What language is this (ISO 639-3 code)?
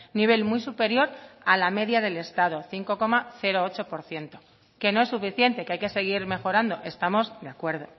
spa